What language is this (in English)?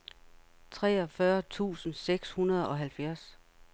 Danish